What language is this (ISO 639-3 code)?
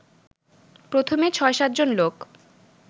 ben